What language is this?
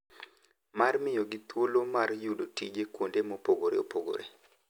Luo (Kenya and Tanzania)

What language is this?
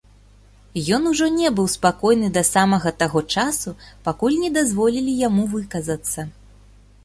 Belarusian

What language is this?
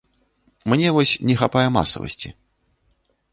Belarusian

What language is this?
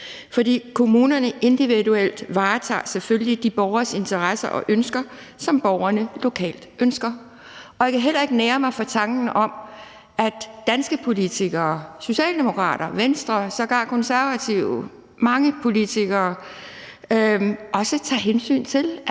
Danish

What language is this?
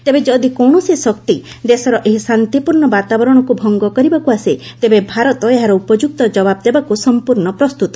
Odia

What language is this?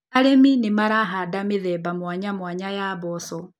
Kikuyu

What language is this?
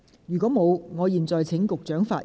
Cantonese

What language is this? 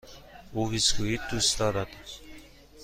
Persian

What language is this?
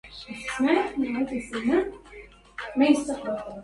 Arabic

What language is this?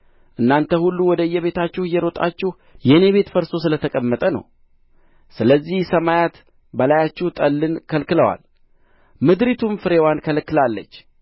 Amharic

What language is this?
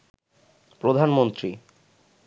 Bangla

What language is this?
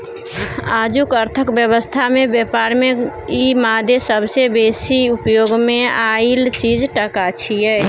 Maithili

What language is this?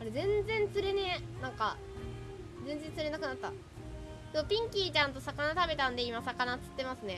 Japanese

